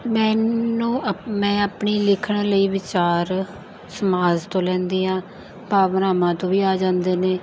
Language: Punjabi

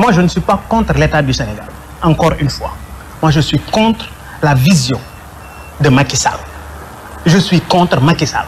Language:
French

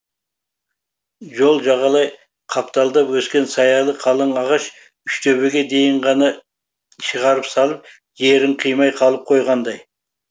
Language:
Kazakh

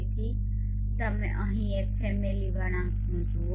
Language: Gujarati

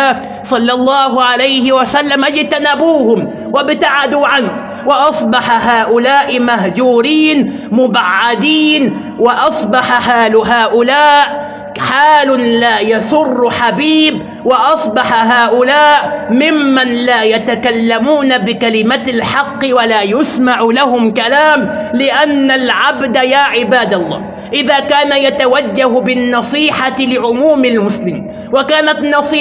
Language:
Arabic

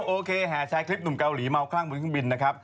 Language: Thai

